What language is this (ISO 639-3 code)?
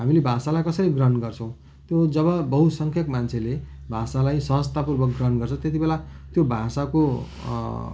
nep